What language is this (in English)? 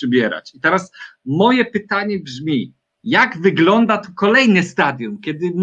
Polish